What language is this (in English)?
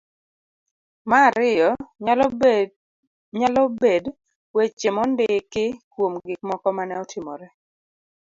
Luo (Kenya and Tanzania)